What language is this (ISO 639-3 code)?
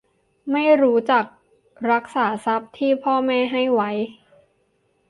tha